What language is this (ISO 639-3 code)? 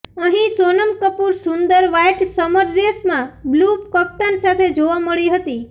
guj